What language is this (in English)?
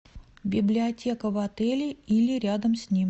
Russian